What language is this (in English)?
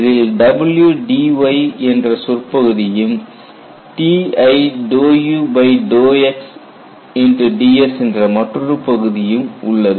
Tamil